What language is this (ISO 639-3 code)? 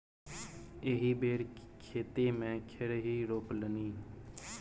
mai